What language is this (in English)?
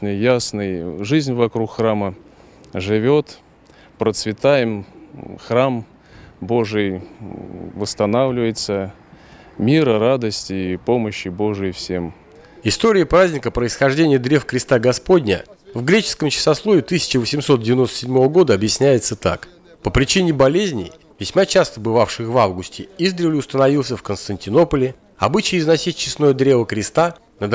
Russian